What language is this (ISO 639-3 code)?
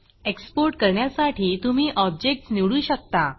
mar